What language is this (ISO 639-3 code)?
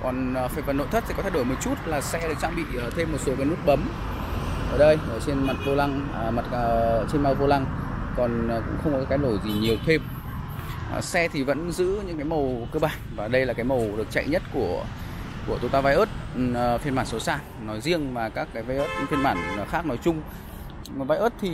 vie